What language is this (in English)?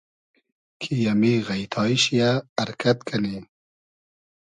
Hazaragi